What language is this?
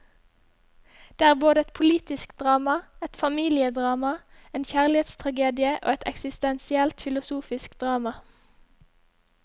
Norwegian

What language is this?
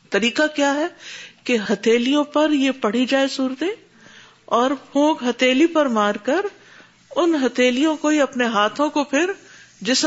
Urdu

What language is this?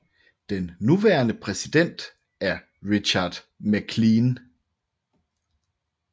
Danish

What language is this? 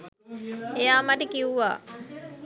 Sinhala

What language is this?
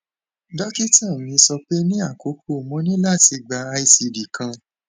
Yoruba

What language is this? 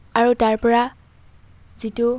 Assamese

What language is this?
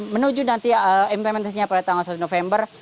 Indonesian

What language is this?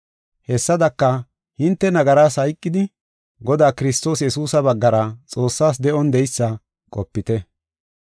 Gofa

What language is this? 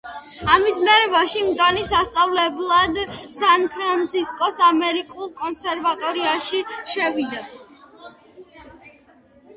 Georgian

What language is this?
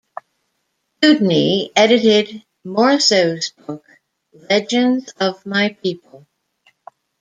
English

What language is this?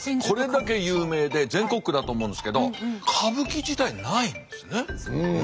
Japanese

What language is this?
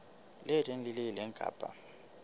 Southern Sotho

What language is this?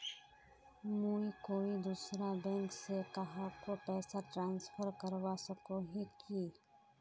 Magahi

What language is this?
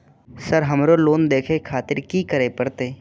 Maithili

